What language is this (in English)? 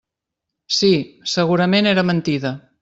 Catalan